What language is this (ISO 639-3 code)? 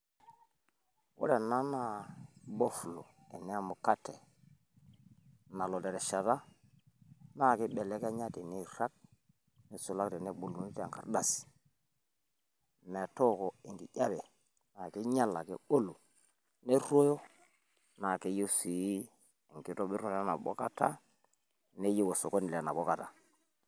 mas